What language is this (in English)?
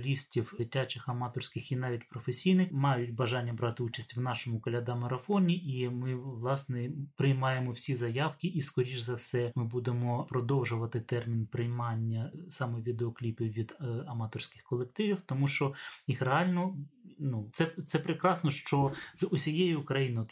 Ukrainian